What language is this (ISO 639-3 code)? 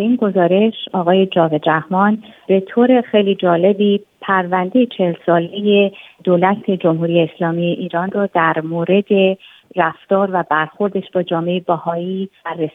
fas